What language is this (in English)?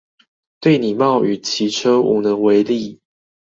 Chinese